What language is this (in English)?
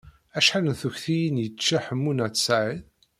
Kabyle